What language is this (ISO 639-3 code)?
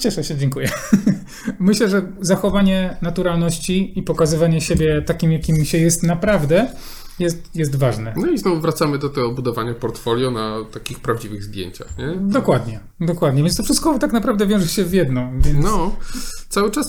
pol